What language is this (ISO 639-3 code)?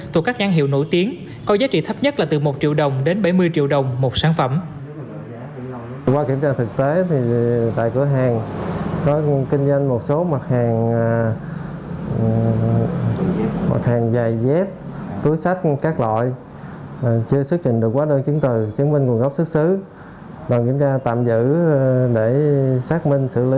vie